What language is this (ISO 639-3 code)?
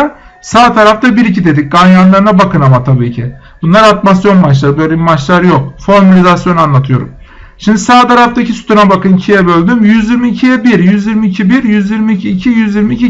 tur